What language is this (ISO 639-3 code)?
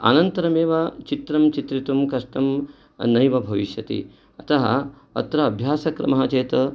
san